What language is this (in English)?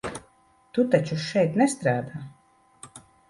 Latvian